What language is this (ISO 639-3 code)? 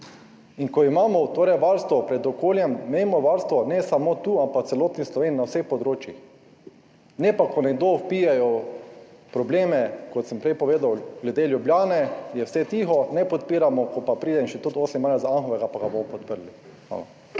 slv